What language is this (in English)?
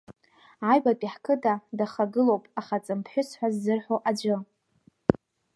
Abkhazian